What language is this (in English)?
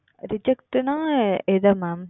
Tamil